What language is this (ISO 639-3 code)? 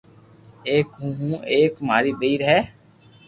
lrk